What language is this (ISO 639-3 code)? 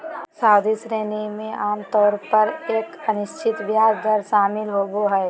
mag